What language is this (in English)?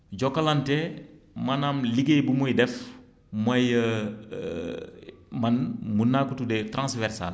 Wolof